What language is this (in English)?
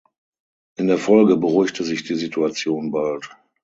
German